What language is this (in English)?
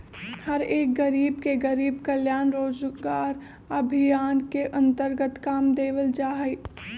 Magahi